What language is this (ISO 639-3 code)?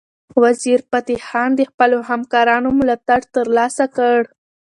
pus